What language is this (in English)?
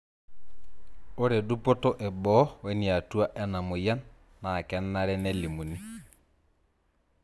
Masai